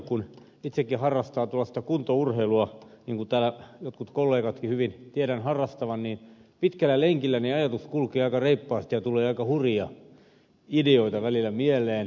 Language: Finnish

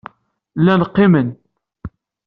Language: Kabyle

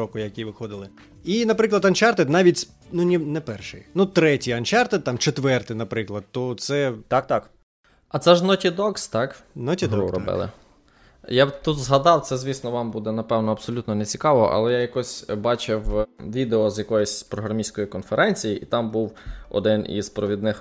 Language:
Ukrainian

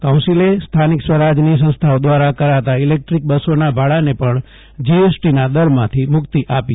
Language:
Gujarati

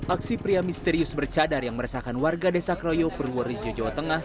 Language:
Indonesian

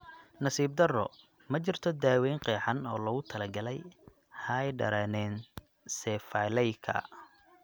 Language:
Somali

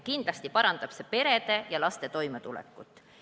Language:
Estonian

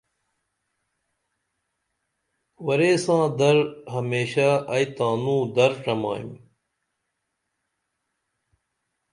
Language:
Dameli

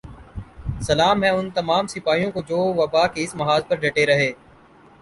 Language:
Urdu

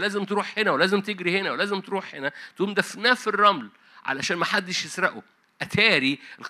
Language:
Arabic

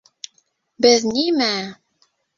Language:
Bashkir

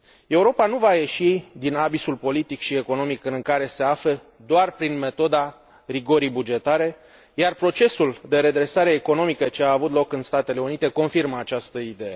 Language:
Romanian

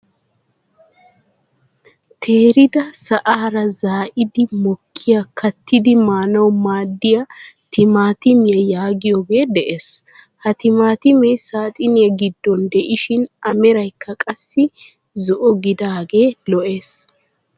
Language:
Wolaytta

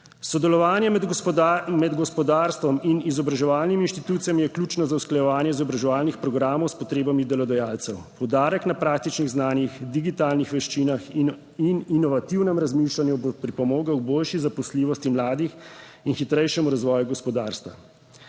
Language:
Slovenian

